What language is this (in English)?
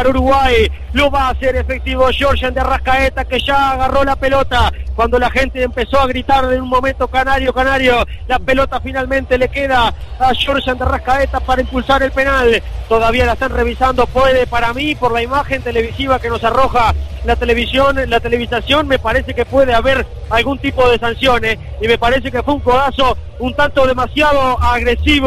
Spanish